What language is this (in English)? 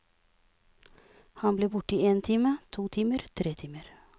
Norwegian